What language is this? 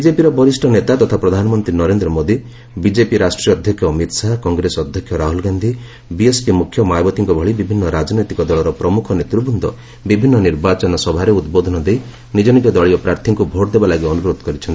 Odia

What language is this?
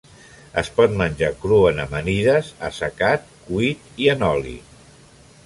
Catalan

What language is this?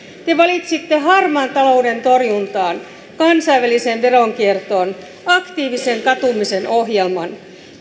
Finnish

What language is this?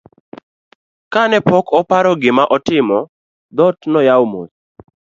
Luo (Kenya and Tanzania)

